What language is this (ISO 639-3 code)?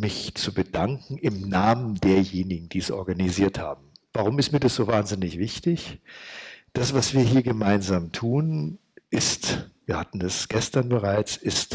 deu